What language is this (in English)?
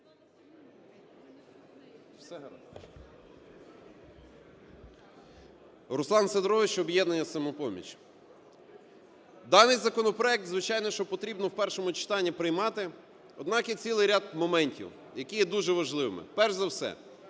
Ukrainian